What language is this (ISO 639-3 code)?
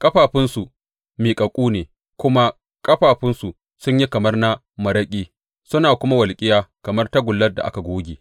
hau